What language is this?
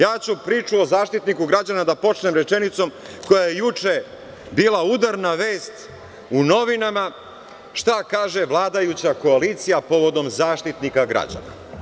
Serbian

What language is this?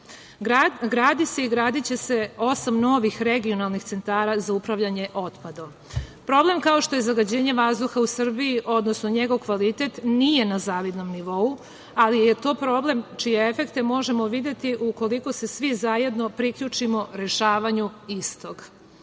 Serbian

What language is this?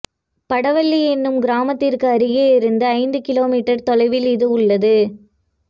Tamil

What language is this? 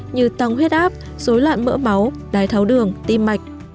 Vietnamese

